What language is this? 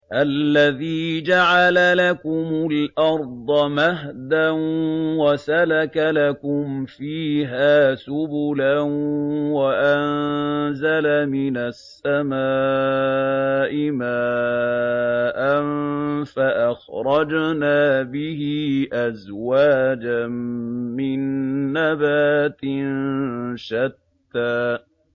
Arabic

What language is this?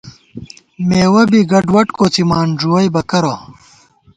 Gawar-Bati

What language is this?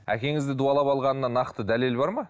Kazakh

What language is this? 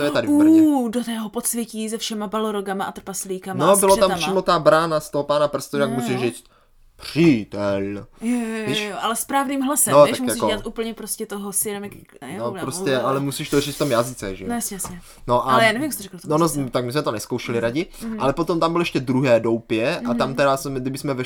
Czech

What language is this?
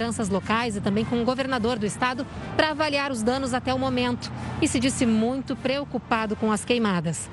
Portuguese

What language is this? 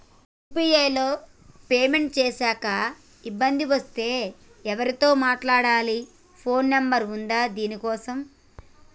Telugu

